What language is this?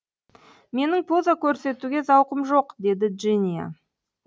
Kazakh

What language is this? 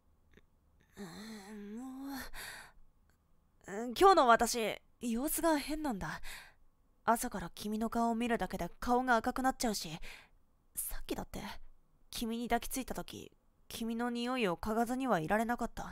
Japanese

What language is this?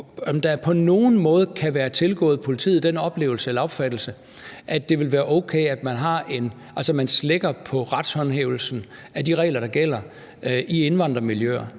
Danish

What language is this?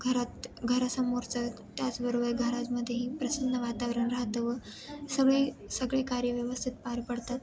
Marathi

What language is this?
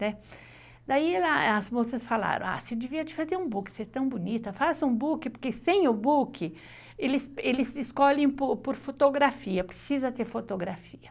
Portuguese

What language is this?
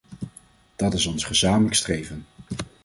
Dutch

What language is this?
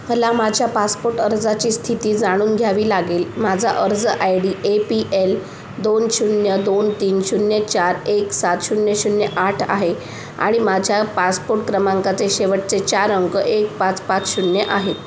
Marathi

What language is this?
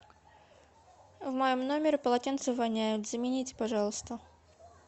Russian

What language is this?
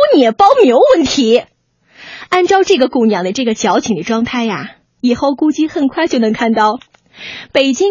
Chinese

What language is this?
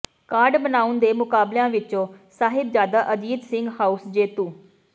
Punjabi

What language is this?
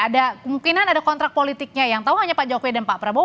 Indonesian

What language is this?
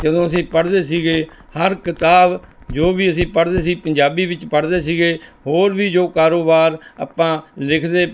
Punjabi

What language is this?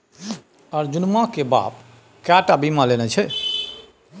Maithili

